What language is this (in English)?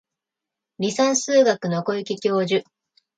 Japanese